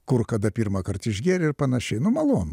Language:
Lithuanian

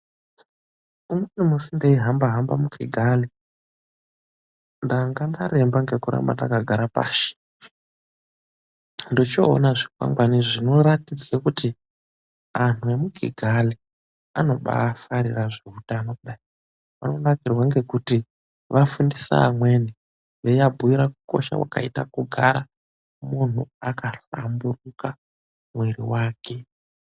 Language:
Ndau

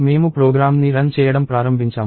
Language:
Telugu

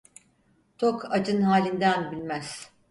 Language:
Turkish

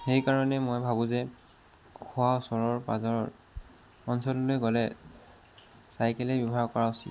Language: Assamese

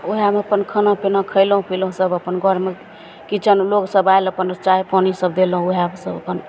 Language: Maithili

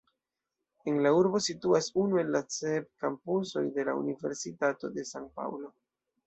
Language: Esperanto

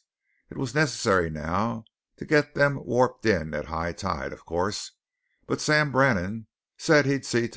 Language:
English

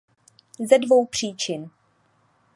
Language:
Czech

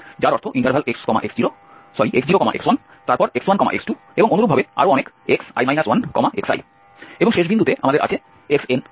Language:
Bangla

